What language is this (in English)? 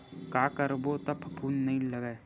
Chhattisgarhi